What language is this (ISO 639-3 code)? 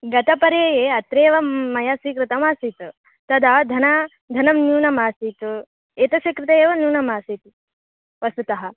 san